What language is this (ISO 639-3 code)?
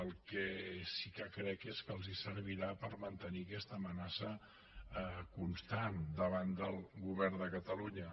cat